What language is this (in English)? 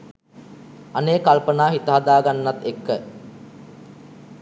Sinhala